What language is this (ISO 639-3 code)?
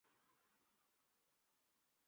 ben